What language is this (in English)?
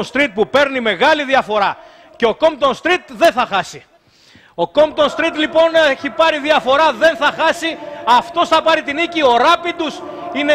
Greek